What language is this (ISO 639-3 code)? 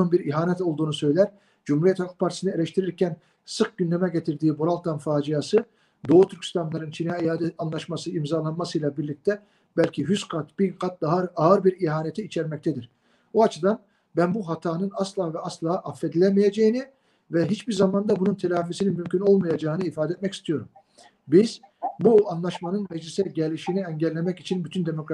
tur